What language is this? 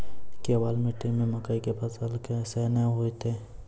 Maithili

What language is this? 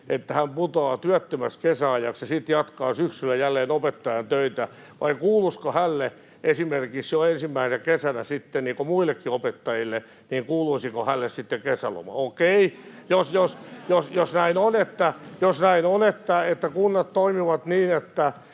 Finnish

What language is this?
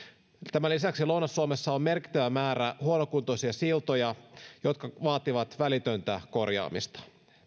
Finnish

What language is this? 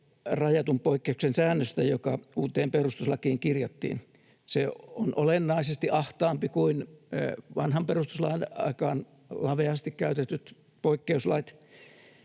Finnish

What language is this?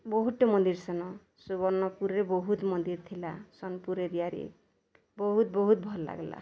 Odia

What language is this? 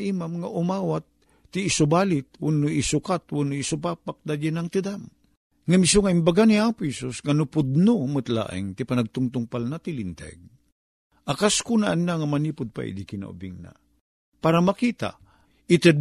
Filipino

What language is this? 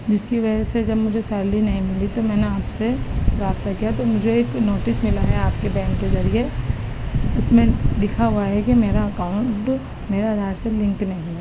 Urdu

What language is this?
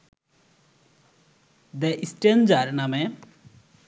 Bangla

